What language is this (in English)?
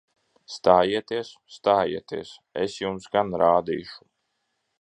Latvian